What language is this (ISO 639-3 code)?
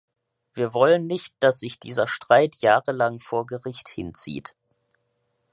deu